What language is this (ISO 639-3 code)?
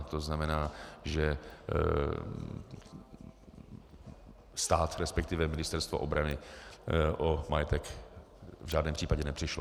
ces